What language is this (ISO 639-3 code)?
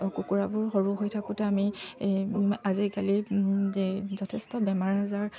asm